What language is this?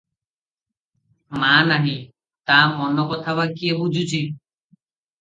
Odia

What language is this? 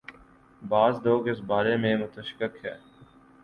Urdu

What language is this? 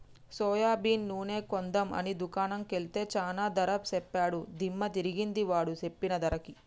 Telugu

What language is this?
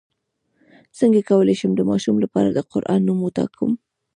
Pashto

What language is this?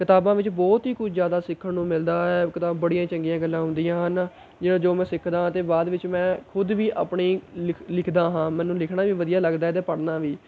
Punjabi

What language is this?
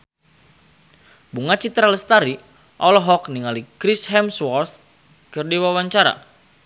Sundanese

